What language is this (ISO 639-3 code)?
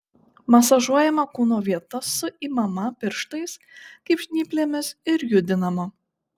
lit